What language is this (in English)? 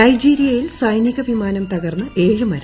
Malayalam